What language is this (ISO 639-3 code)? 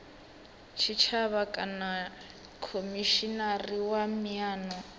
ven